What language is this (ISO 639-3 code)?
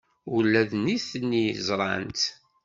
kab